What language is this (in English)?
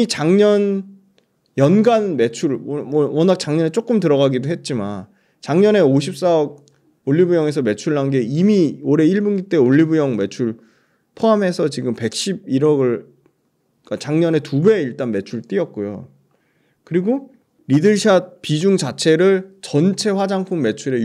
Korean